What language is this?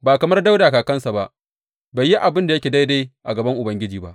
Hausa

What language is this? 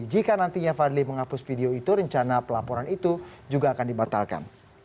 Indonesian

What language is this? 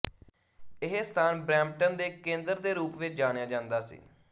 Punjabi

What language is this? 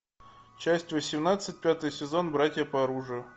Russian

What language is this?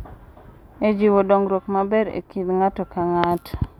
Luo (Kenya and Tanzania)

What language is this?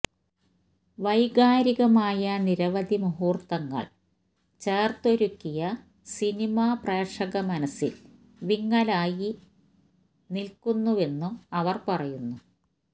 Malayalam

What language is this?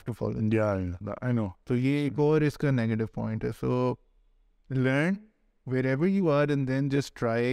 Urdu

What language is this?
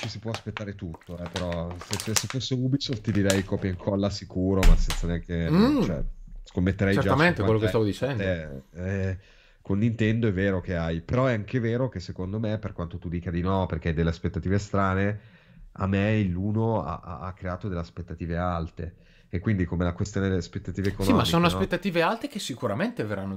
Italian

